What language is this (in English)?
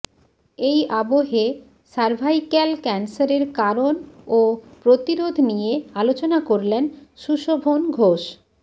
Bangla